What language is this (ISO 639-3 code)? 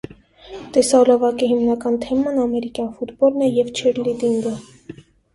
hye